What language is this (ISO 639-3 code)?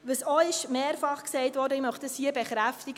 gsw